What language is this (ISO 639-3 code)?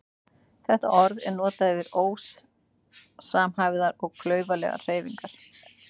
isl